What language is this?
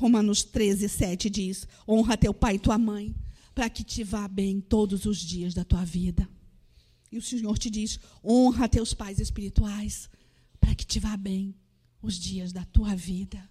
Portuguese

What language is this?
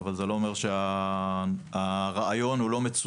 Hebrew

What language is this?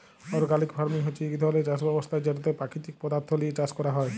Bangla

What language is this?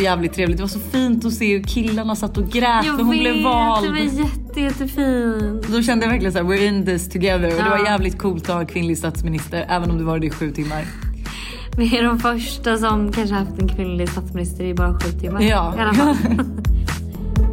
Swedish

